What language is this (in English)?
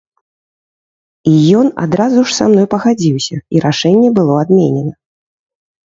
Belarusian